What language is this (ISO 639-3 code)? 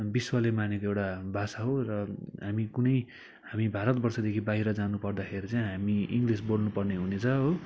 nep